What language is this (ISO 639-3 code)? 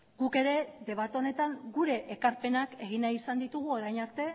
eus